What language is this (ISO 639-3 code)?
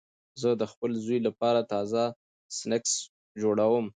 pus